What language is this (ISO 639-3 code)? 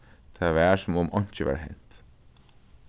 fao